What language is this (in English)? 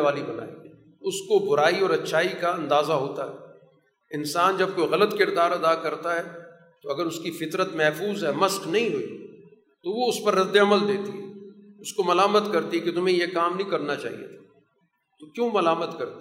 Urdu